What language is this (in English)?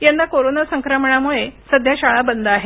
Marathi